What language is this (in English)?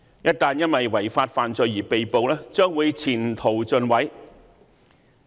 Cantonese